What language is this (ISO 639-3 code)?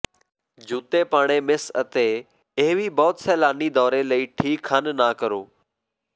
pan